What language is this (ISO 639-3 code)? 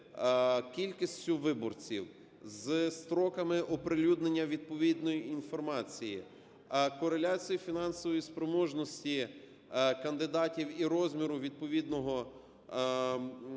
ukr